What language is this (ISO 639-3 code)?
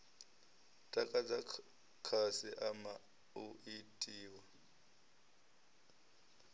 ven